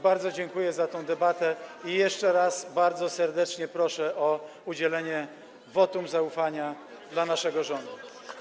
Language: Polish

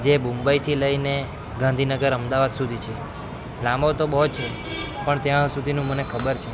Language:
Gujarati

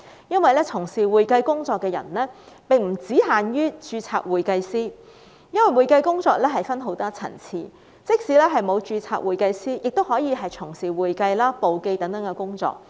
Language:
Cantonese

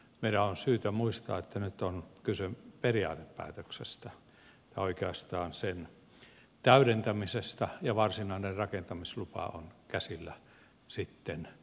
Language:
Finnish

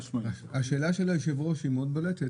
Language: Hebrew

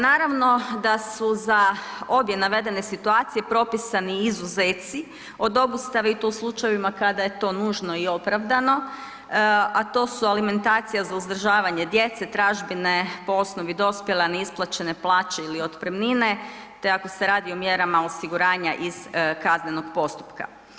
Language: Croatian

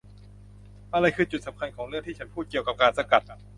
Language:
Thai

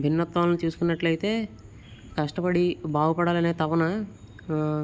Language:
Telugu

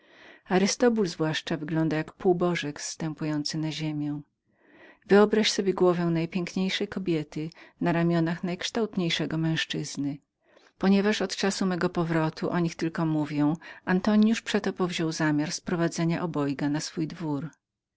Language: Polish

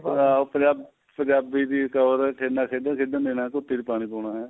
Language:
Punjabi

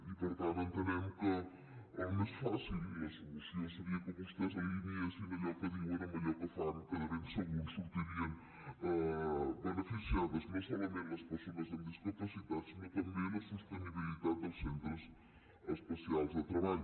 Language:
Catalan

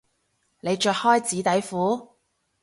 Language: Cantonese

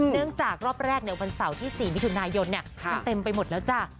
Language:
Thai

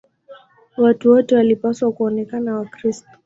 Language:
Swahili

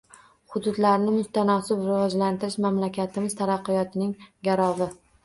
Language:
Uzbek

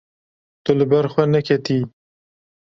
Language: Kurdish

